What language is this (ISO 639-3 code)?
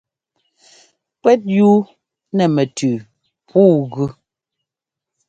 jgo